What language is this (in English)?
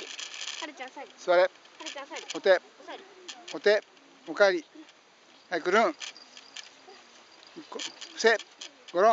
Japanese